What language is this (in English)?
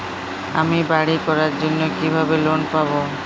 Bangla